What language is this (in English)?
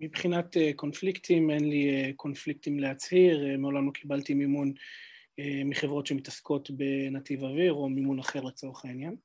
Hebrew